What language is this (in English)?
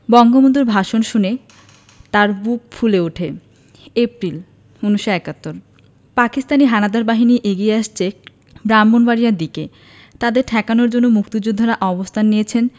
Bangla